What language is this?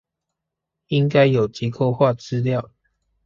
Chinese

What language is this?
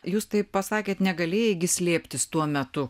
Lithuanian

